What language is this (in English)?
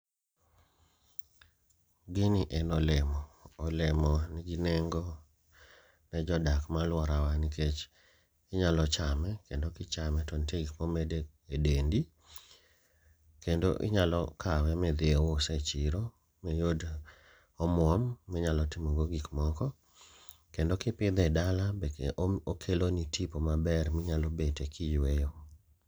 Luo (Kenya and Tanzania)